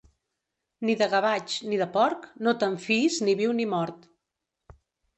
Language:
Catalan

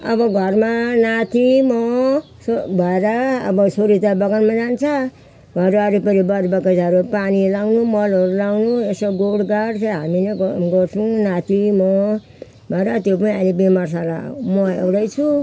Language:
Nepali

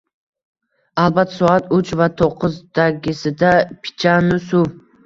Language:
Uzbek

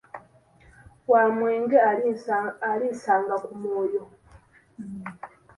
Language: Ganda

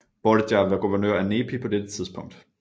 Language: Danish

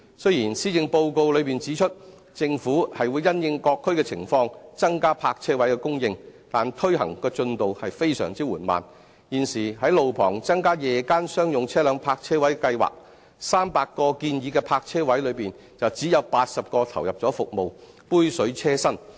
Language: Cantonese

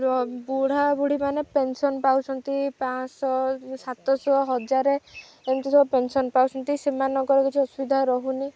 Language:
Odia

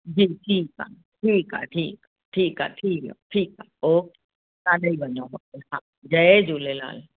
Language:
Sindhi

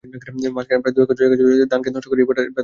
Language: Bangla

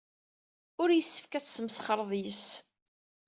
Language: Kabyle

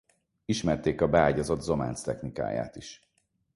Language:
Hungarian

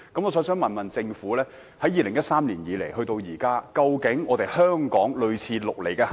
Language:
Cantonese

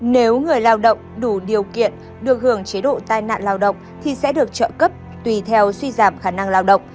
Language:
Vietnamese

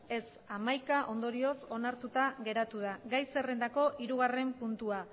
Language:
Basque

